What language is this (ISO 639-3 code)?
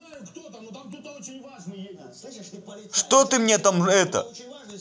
rus